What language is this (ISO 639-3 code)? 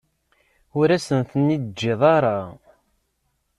kab